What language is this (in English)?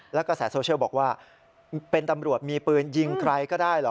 Thai